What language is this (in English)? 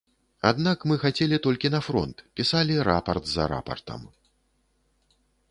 Belarusian